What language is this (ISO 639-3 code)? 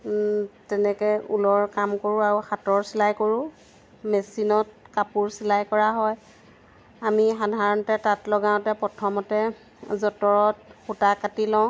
asm